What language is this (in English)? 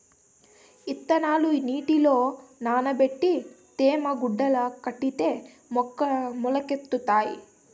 Telugu